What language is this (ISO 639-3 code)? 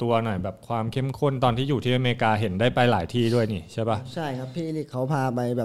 tha